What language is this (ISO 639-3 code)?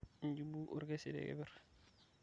mas